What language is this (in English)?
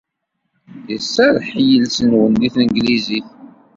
Kabyle